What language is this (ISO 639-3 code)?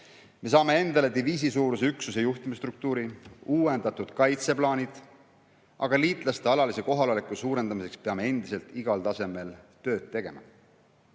est